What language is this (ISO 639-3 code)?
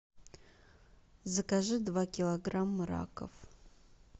rus